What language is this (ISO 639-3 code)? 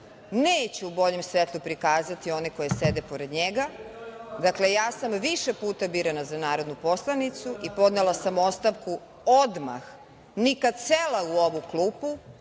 srp